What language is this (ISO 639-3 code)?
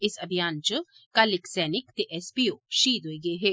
doi